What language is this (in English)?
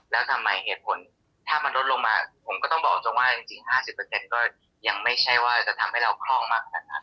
Thai